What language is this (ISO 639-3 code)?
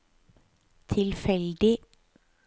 nor